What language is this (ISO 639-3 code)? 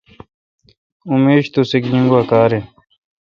xka